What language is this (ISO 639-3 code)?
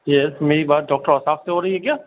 urd